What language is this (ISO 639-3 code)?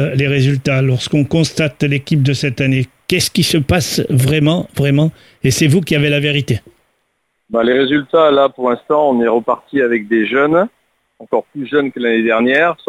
fra